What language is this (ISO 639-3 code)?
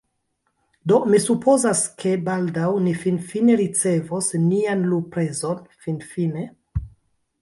epo